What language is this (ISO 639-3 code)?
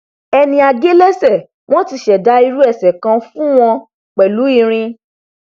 yor